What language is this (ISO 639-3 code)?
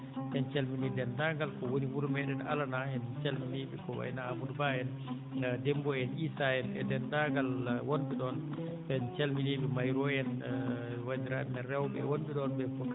ful